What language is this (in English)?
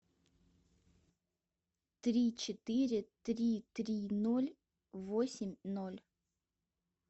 Russian